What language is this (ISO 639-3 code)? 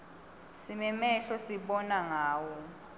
ssw